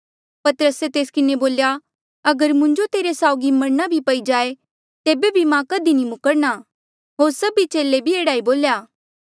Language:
Mandeali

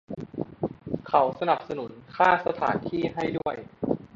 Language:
Thai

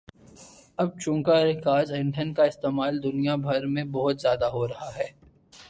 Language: Urdu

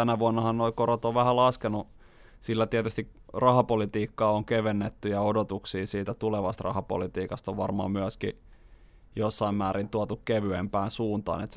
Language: Finnish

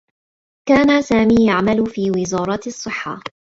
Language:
Arabic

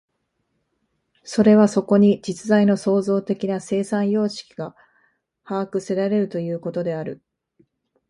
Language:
Japanese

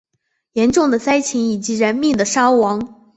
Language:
Chinese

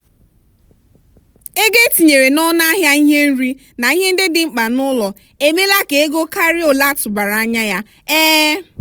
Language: Igbo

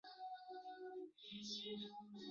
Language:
Chinese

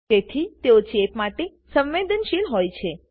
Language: Gujarati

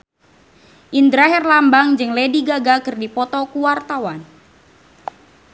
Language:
Sundanese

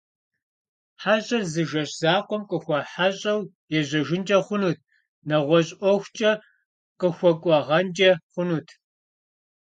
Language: Kabardian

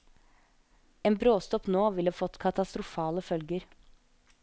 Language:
Norwegian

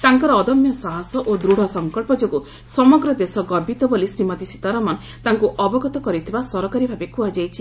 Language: Odia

